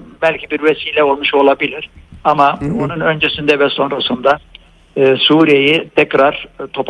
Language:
Turkish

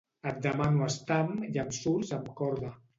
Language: Catalan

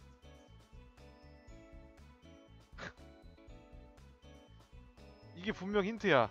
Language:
Korean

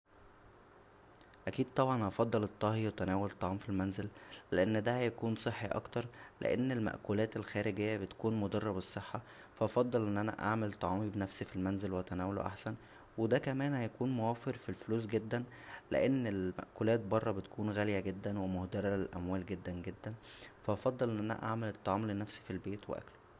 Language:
Egyptian Arabic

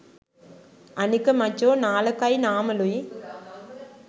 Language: Sinhala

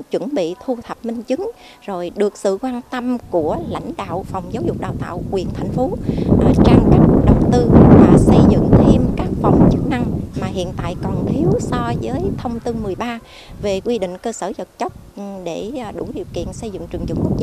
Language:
Vietnamese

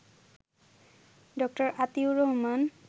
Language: Bangla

